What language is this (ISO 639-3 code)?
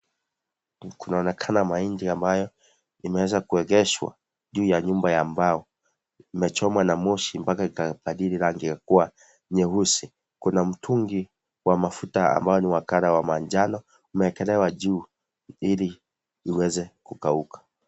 swa